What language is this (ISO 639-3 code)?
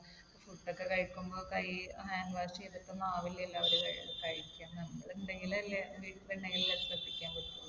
mal